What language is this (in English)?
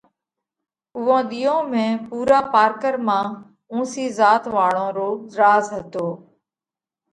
Parkari Koli